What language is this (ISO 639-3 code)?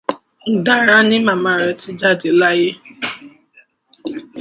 yor